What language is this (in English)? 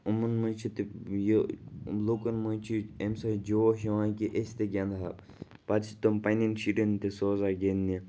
Kashmiri